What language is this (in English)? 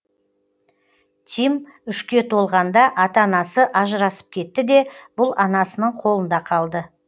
Kazakh